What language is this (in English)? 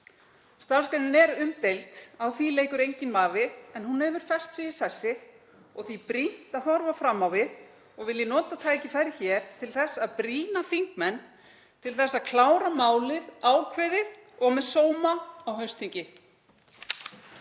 Icelandic